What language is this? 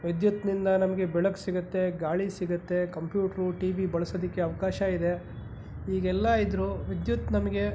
Kannada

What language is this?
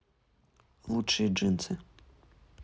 Russian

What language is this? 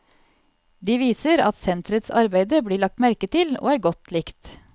Norwegian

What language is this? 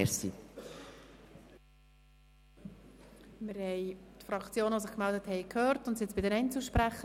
Swiss German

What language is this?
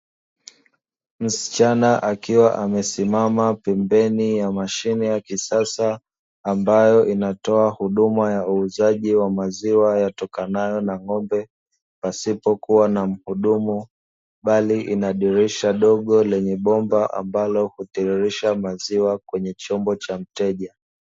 Swahili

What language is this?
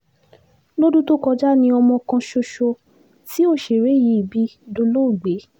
Yoruba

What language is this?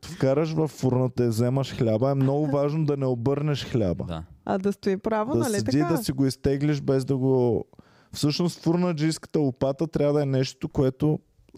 Bulgarian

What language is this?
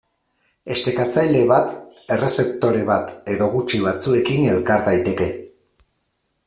Basque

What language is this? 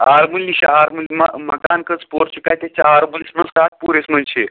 Kashmiri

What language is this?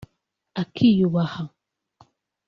Kinyarwanda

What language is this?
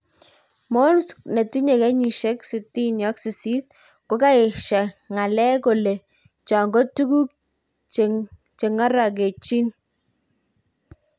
Kalenjin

